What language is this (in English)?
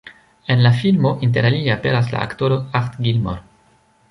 Esperanto